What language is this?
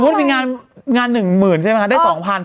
Thai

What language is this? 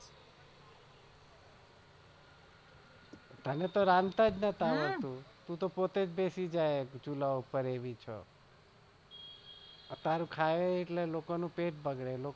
Gujarati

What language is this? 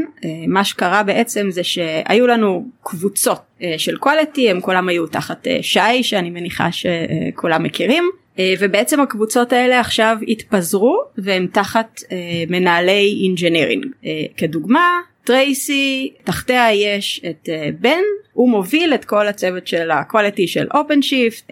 Hebrew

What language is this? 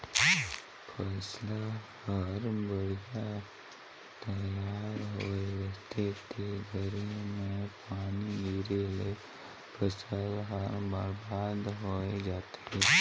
Chhattisgarhi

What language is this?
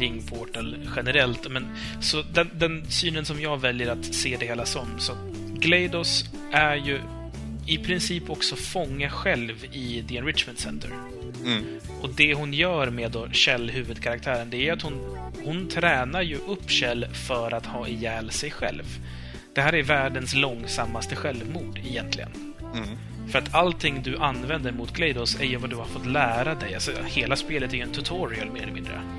Swedish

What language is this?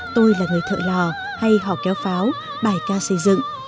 Vietnamese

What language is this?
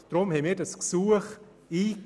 Swiss German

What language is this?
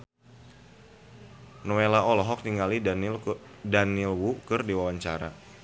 Sundanese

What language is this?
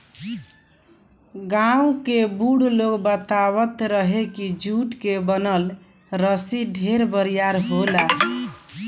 Bhojpuri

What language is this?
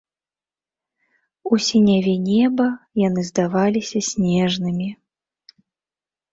Belarusian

